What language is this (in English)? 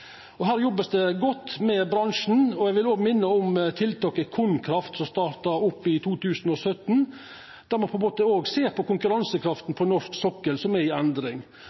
Norwegian Nynorsk